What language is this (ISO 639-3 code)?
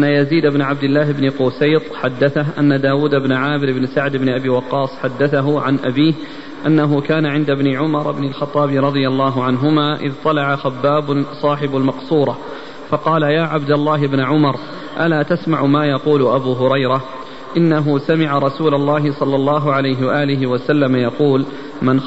ara